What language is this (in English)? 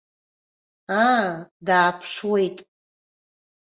Abkhazian